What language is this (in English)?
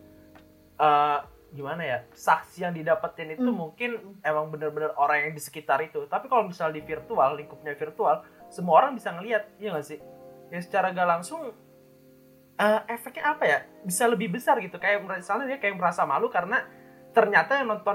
Indonesian